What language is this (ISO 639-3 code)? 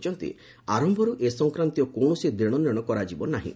ori